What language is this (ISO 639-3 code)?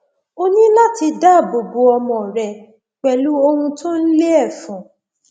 yor